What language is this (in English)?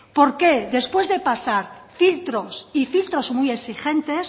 Spanish